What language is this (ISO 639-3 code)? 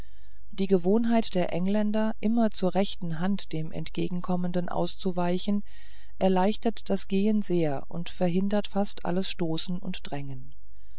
deu